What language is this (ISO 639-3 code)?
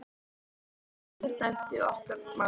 isl